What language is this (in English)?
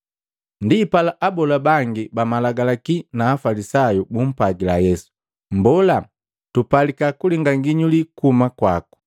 Matengo